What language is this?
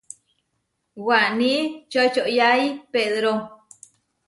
Huarijio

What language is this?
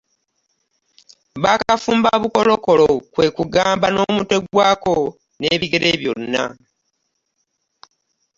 Ganda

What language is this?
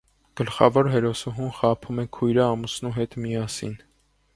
Armenian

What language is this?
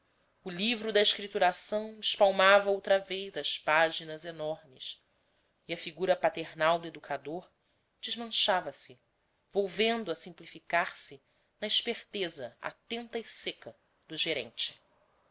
Portuguese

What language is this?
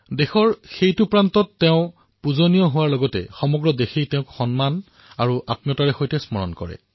Assamese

